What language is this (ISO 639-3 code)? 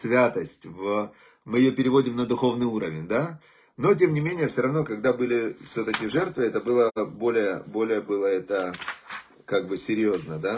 rus